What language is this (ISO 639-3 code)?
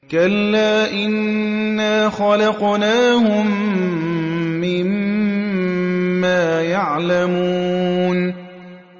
ara